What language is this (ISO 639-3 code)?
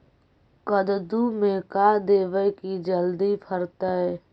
mag